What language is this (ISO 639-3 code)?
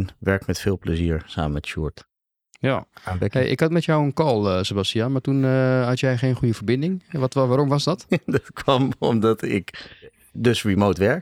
nld